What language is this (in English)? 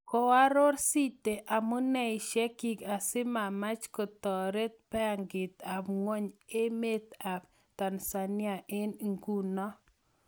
Kalenjin